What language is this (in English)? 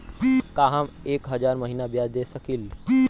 Bhojpuri